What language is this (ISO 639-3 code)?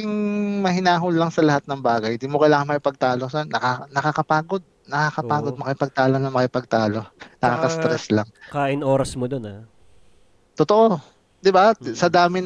fil